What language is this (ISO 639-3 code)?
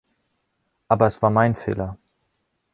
deu